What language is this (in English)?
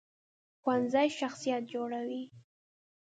Pashto